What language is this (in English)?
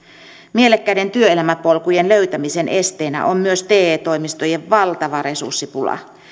Finnish